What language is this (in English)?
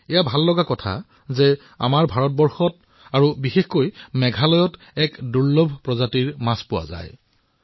Assamese